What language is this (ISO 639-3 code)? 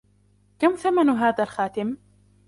ara